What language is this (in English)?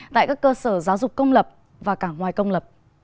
Vietnamese